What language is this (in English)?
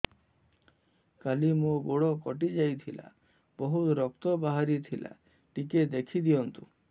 Odia